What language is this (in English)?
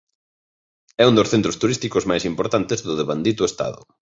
Galician